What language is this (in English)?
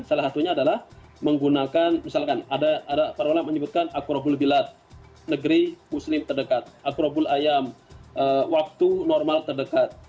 Indonesian